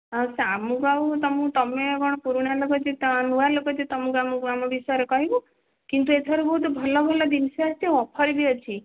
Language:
Odia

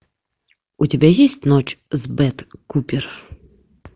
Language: Russian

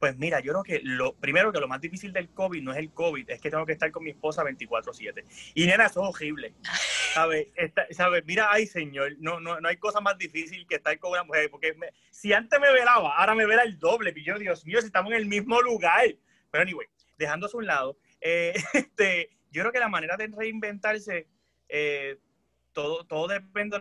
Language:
Spanish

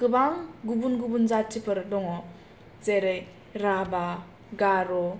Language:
Bodo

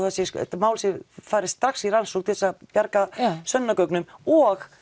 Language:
Icelandic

